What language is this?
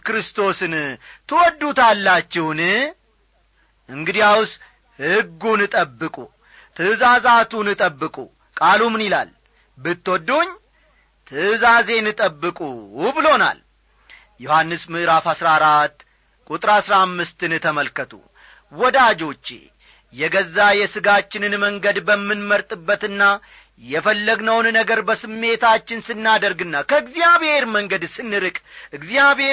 Amharic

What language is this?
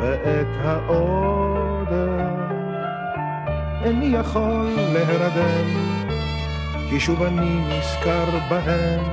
Hebrew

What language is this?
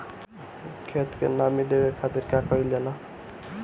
Bhojpuri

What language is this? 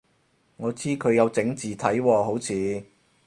Cantonese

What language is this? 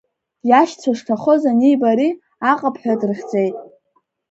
Abkhazian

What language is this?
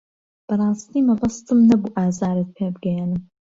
Central Kurdish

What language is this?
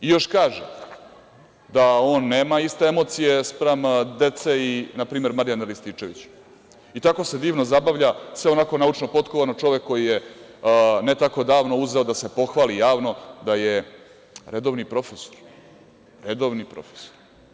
Serbian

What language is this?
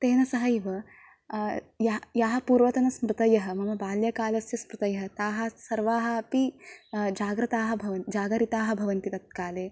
Sanskrit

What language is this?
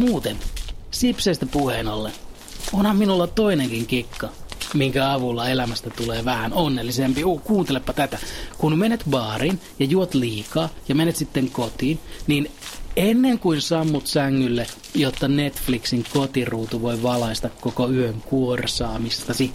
Finnish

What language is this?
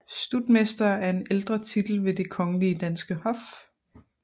Danish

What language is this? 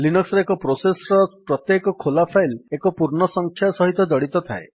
Odia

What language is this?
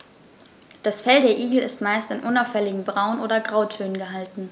German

